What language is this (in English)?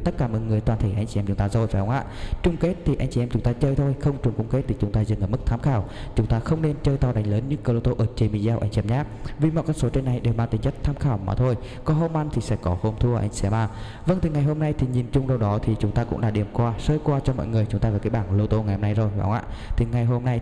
Vietnamese